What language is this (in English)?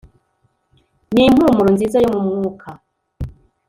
Kinyarwanda